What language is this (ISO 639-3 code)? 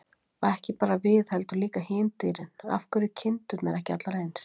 isl